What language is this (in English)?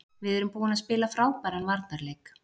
Icelandic